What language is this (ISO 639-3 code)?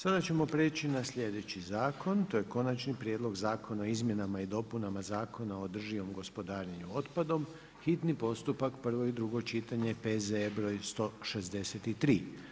hrv